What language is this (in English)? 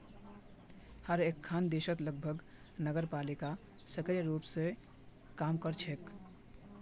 Magahi